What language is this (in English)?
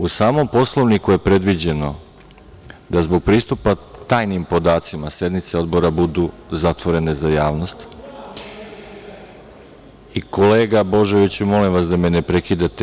Serbian